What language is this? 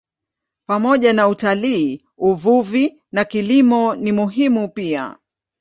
Swahili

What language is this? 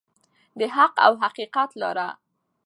Pashto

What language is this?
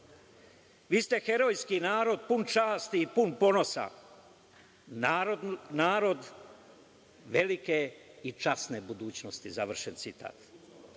Serbian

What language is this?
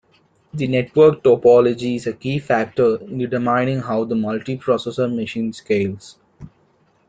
English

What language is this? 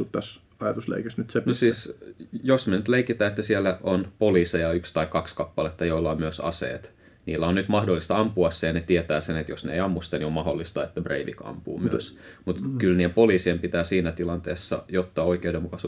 Finnish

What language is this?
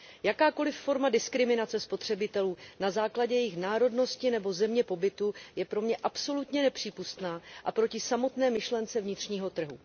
Czech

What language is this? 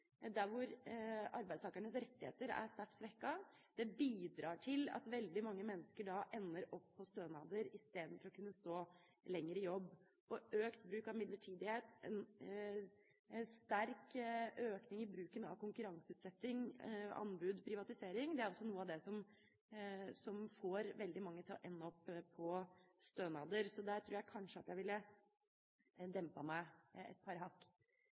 Norwegian Bokmål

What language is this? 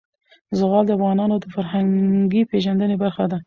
Pashto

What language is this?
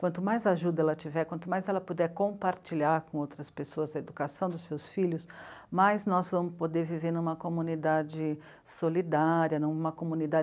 Portuguese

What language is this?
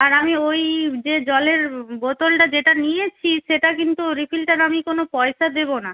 Bangla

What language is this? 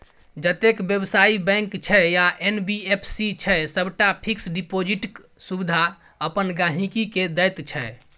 Maithili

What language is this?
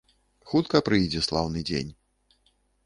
Belarusian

